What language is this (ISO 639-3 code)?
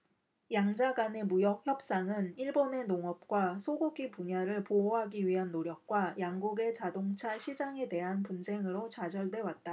kor